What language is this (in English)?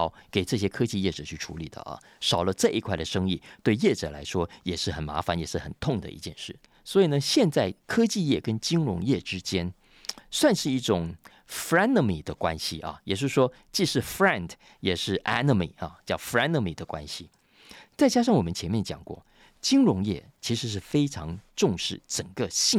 Chinese